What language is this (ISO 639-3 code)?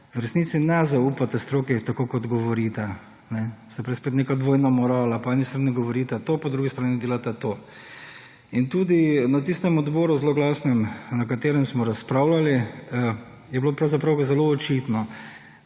slv